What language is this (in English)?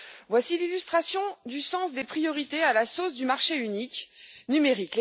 French